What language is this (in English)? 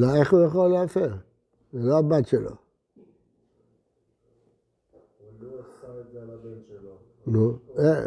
Hebrew